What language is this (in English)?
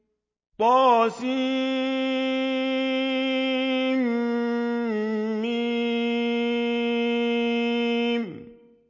Arabic